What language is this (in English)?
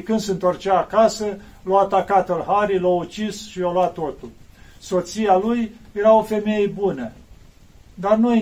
Romanian